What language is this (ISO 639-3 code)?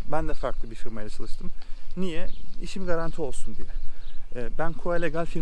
tur